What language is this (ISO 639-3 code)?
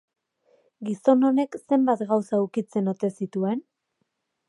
eus